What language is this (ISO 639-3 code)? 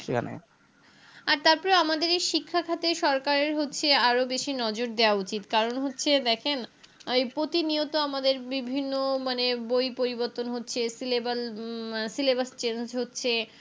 ben